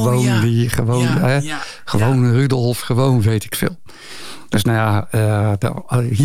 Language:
Dutch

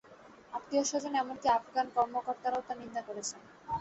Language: Bangla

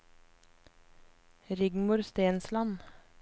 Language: Norwegian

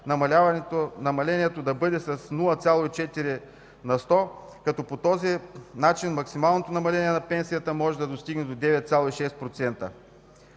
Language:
Bulgarian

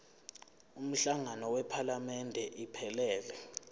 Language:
Zulu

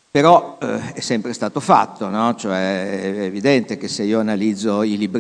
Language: Italian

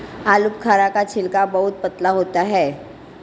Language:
Hindi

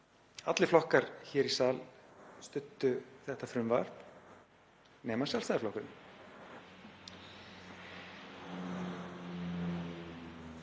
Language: Icelandic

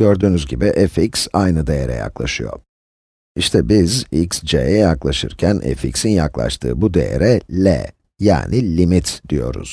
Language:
Turkish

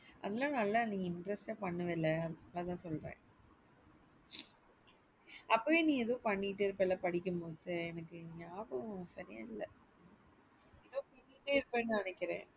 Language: Tamil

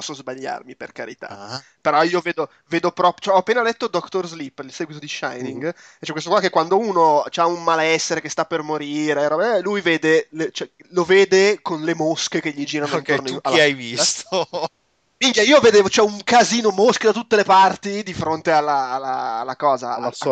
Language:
Italian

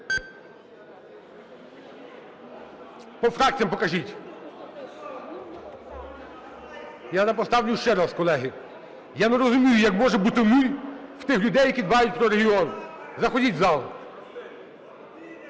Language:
Ukrainian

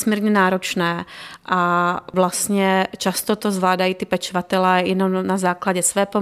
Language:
Czech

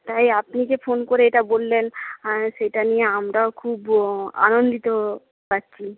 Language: Bangla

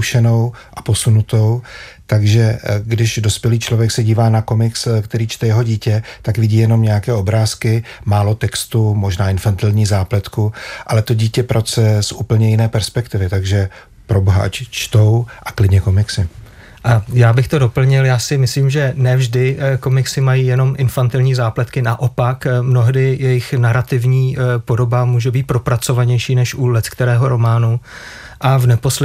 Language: Czech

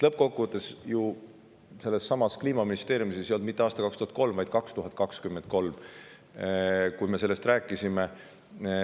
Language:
Estonian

